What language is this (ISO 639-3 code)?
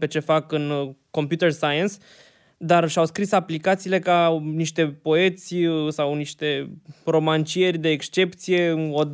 ron